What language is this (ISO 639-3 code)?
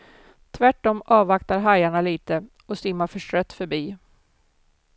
swe